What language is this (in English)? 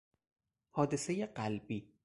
Persian